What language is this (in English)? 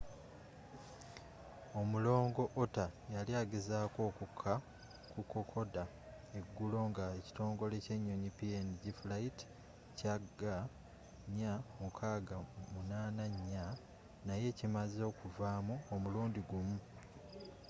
Ganda